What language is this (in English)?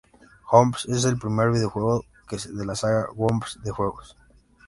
Spanish